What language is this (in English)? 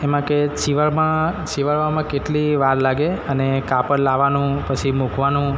Gujarati